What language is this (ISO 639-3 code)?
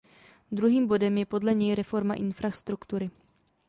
ces